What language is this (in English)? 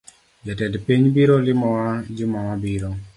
Luo (Kenya and Tanzania)